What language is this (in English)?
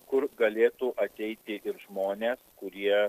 Lithuanian